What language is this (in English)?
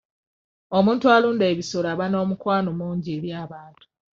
Ganda